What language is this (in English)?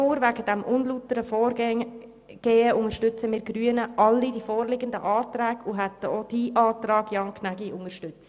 Swiss German